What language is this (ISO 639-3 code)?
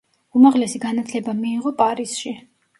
kat